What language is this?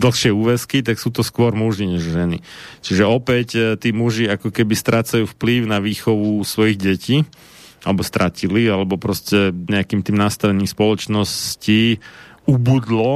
Slovak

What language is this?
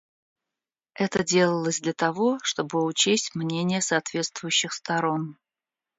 Russian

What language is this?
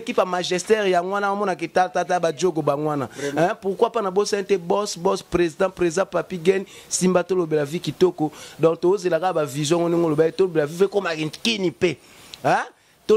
French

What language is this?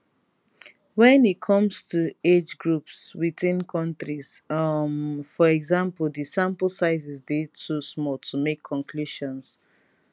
Nigerian Pidgin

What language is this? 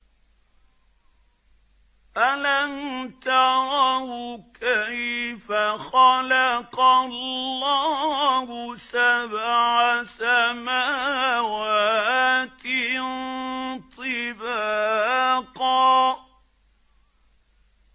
Arabic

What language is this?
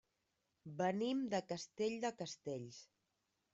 Catalan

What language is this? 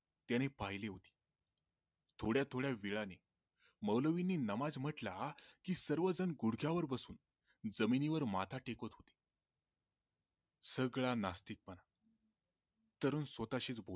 Marathi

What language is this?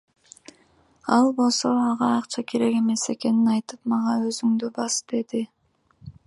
Kyrgyz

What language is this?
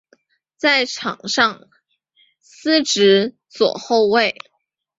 Chinese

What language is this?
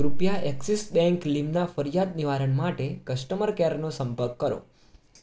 Gujarati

